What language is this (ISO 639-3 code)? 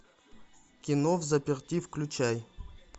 rus